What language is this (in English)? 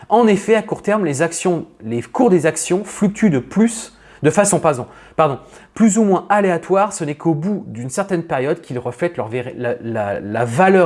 French